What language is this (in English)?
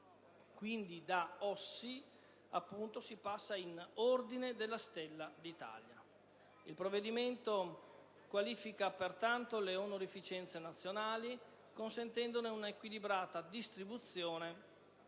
Italian